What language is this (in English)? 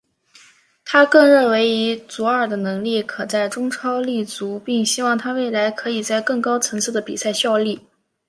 Chinese